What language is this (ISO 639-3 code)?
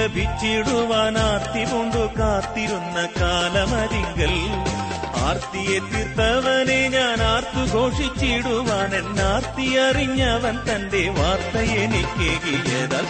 mal